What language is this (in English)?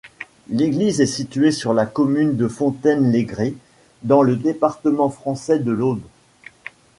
French